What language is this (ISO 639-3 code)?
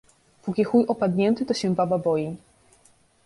pol